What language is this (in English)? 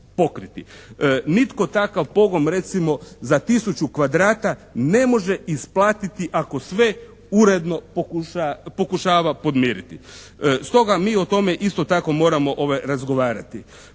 Croatian